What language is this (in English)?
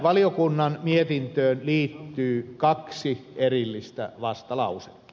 Finnish